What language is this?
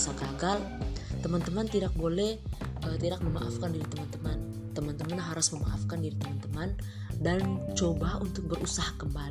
Indonesian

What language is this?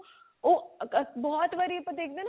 Punjabi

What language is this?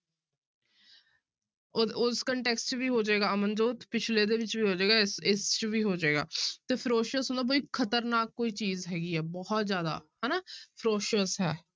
Punjabi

